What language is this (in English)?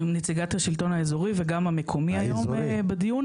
Hebrew